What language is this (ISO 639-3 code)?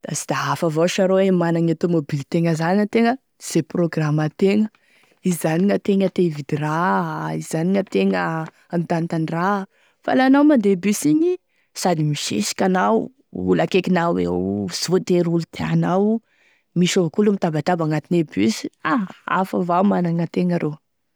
tkg